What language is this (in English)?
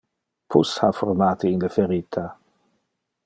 Interlingua